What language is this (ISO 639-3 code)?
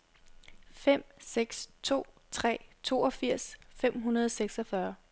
dan